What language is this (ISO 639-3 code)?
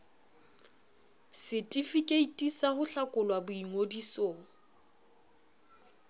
sot